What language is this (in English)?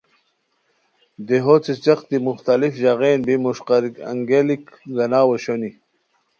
Khowar